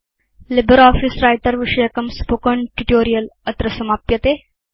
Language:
Sanskrit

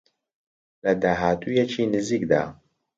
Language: Central Kurdish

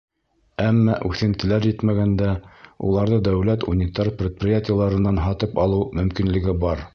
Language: Bashkir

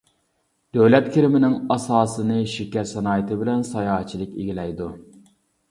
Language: Uyghur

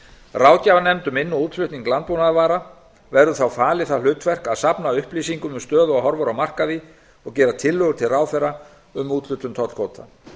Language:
Icelandic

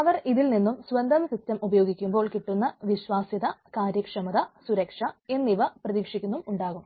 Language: Malayalam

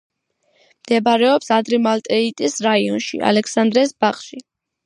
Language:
Georgian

